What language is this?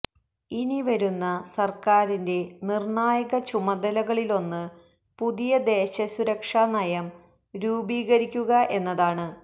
Malayalam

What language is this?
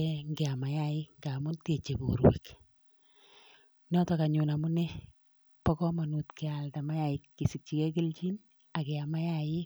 Kalenjin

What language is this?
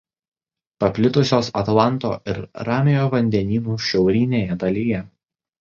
Lithuanian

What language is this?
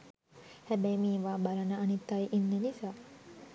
Sinhala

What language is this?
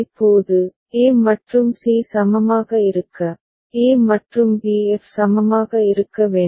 Tamil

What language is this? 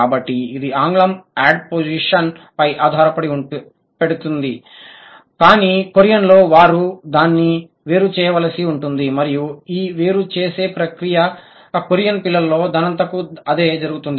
Telugu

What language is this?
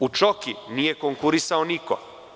Serbian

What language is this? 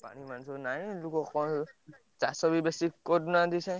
Odia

